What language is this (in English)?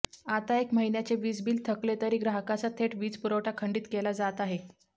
Marathi